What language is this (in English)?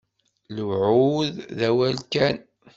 Kabyle